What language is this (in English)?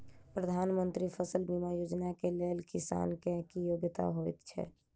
Maithili